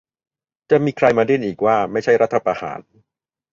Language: Thai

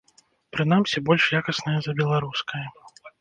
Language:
Belarusian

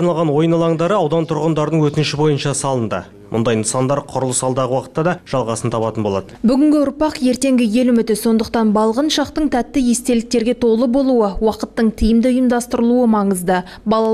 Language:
Russian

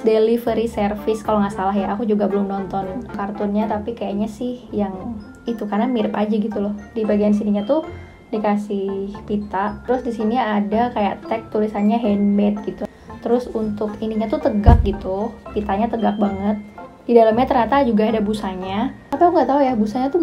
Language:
Indonesian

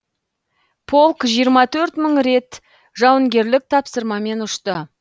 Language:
Kazakh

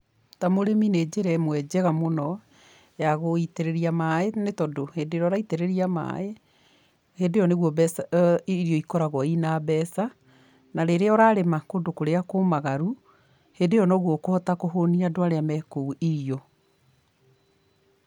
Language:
Kikuyu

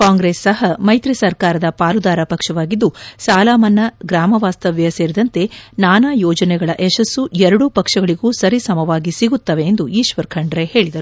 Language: Kannada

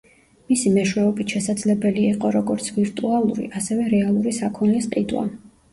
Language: Georgian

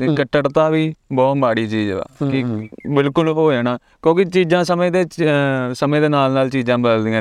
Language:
Punjabi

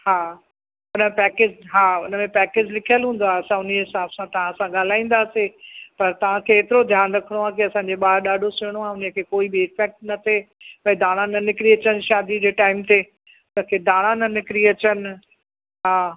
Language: Sindhi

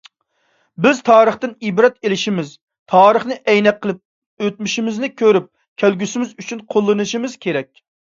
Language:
Uyghur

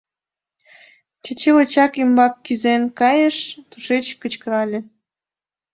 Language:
Mari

